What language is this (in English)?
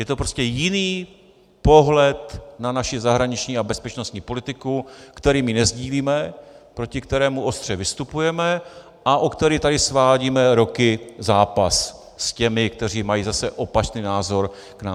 Czech